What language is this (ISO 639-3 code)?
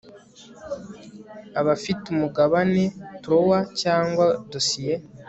kin